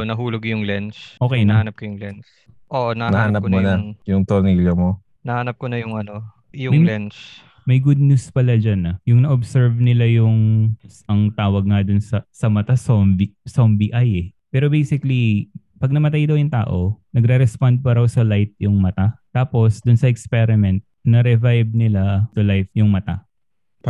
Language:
Filipino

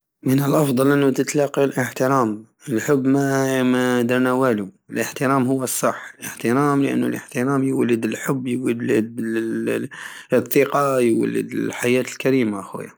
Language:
Algerian Saharan Arabic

